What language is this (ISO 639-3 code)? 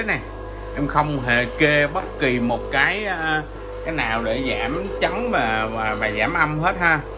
vie